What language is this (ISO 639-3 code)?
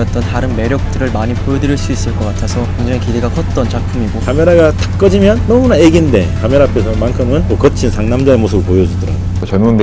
kor